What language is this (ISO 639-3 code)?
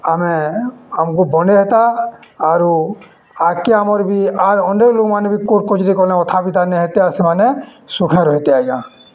ori